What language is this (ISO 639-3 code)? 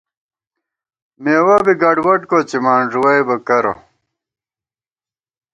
gwt